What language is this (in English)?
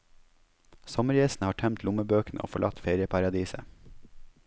Norwegian